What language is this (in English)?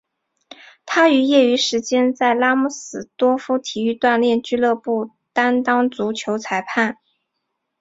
Chinese